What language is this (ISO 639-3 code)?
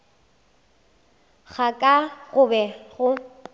nso